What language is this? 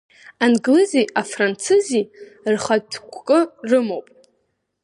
Abkhazian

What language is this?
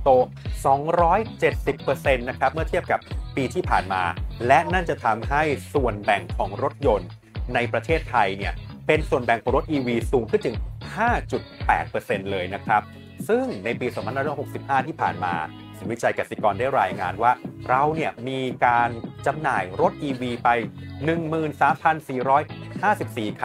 Thai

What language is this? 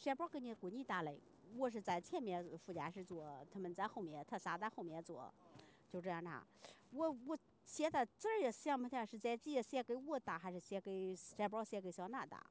Chinese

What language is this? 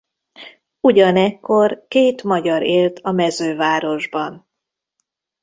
Hungarian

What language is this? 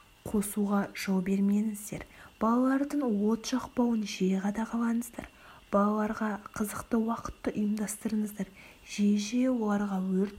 Kazakh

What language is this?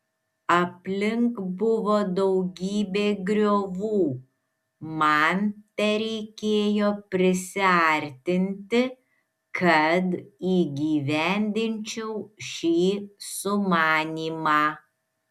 Lithuanian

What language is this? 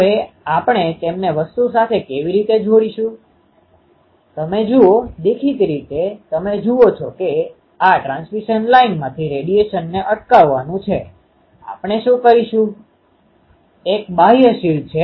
Gujarati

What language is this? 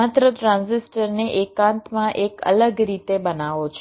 Gujarati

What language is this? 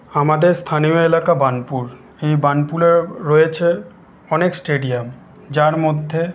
Bangla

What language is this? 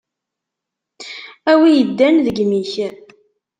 Kabyle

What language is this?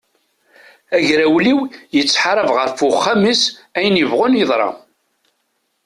Kabyle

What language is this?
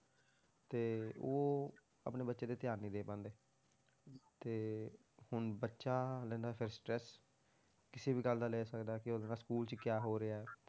Punjabi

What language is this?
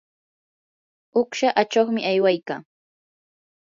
Yanahuanca Pasco Quechua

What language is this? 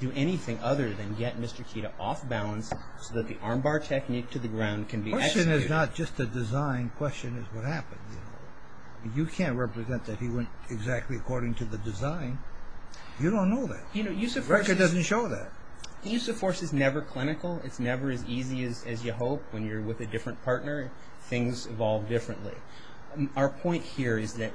English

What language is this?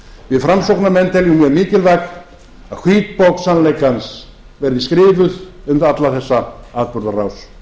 Icelandic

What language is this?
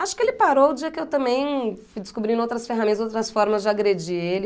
Portuguese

